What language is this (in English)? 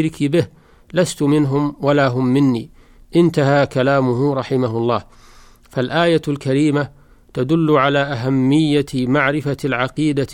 Arabic